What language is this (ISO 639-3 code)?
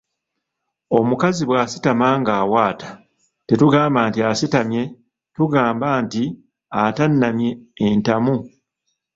lug